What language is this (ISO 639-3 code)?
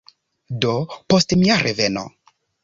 epo